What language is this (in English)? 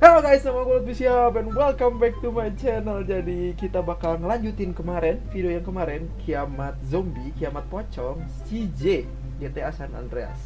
Indonesian